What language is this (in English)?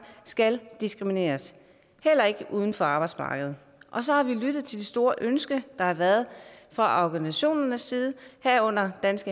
Danish